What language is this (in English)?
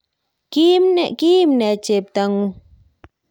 Kalenjin